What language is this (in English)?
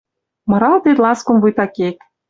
Western Mari